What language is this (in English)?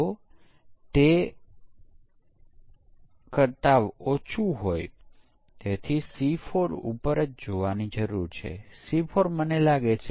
Gujarati